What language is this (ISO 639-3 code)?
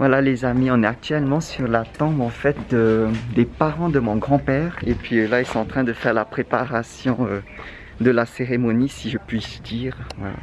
fra